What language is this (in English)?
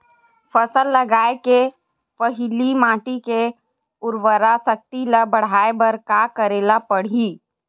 Chhattisgarhi